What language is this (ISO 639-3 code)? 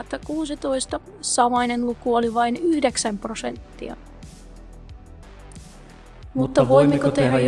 fin